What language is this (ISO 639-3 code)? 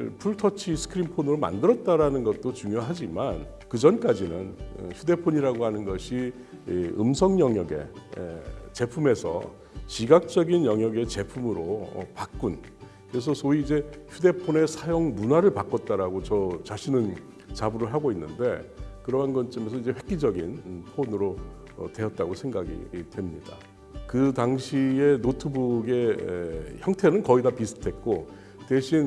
kor